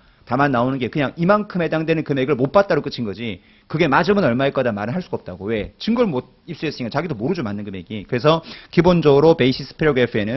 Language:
Korean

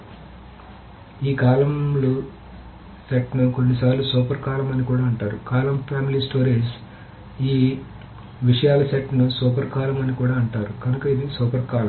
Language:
Telugu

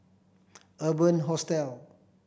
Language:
English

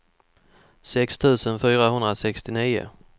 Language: Swedish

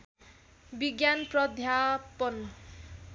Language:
Nepali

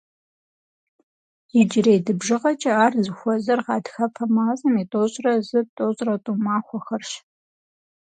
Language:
Kabardian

